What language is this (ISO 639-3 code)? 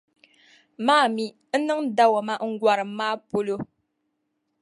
dag